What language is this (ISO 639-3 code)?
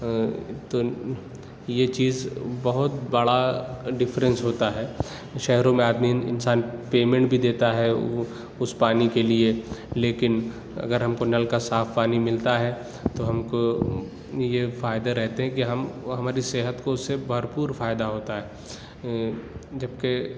urd